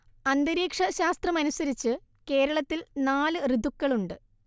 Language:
Malayalam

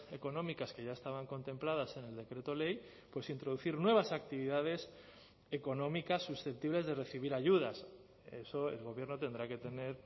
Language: Spanish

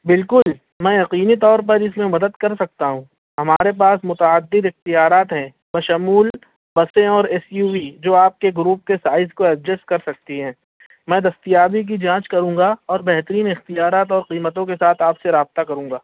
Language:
Urdu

